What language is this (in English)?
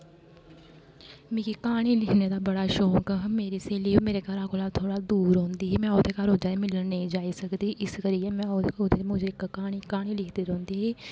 Dogri